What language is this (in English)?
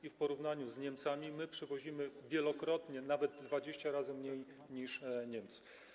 Polish